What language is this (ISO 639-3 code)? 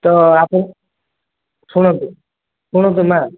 ori